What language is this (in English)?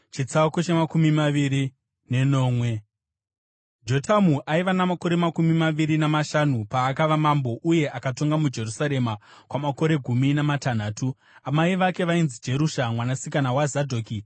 Shona